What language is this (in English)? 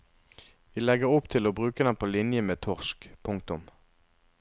Norwegian